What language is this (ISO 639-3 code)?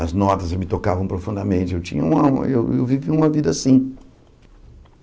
por